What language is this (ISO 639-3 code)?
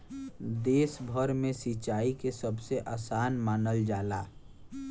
bho